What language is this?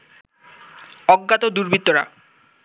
Bangla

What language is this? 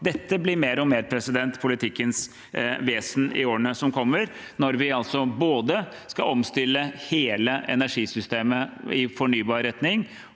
Norwegian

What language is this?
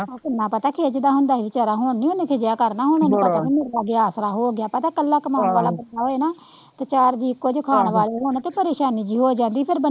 Punjabi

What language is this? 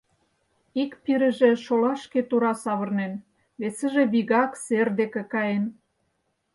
Mari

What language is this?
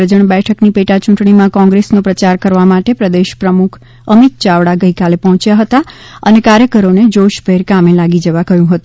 Gujarati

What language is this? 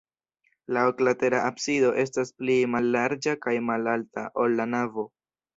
Esperanto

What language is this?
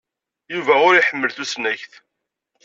Kabyle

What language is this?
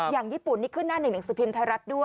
Thai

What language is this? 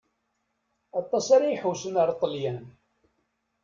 Kabyle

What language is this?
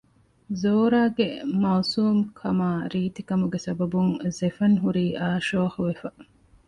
Divehi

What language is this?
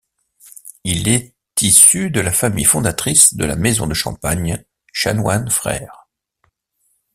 French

